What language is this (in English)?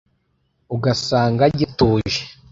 Kinyarwanda